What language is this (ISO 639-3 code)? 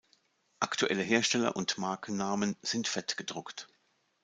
deu